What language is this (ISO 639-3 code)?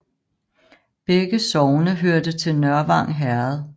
dan